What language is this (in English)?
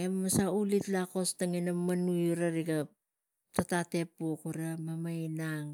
Tigak